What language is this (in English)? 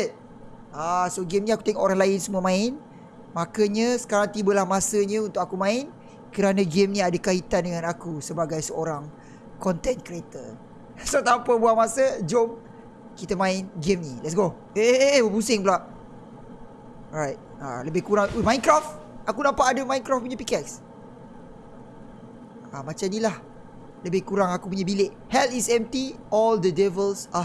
Malay